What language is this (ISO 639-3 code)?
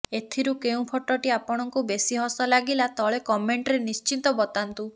ori